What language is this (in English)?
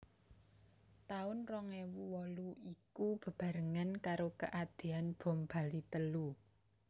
Javanese